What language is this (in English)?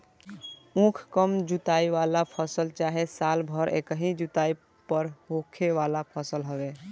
Bhojpuri